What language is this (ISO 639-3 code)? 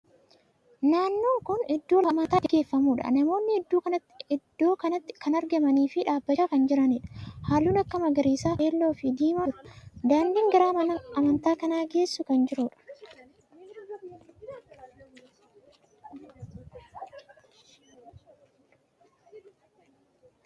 orm